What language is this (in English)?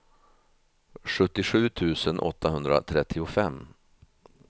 Swedish